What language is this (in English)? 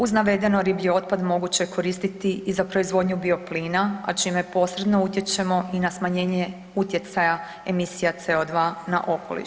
Croatian